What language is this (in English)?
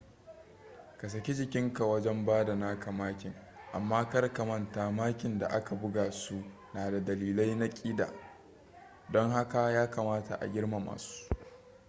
Hausa